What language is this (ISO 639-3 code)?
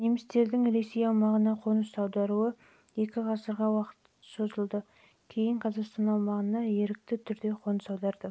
kaz